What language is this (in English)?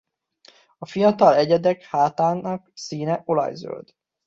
Hungarian